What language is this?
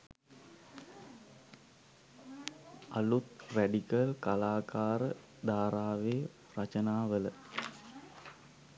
Sinhala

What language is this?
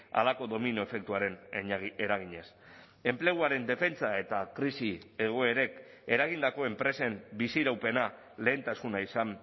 Basque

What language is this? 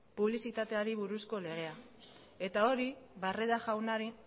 Basque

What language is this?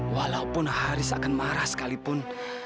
Indonesian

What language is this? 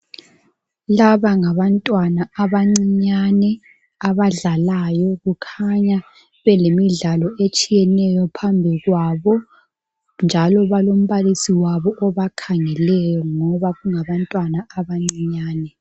North Ndebele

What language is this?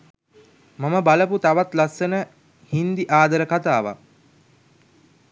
Sinhala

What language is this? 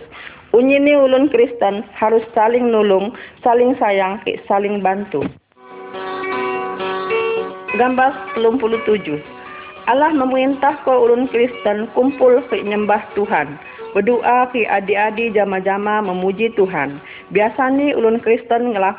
Indonesian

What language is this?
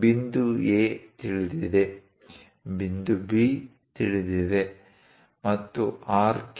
Kannada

